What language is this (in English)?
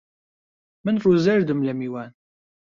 Central Kurdish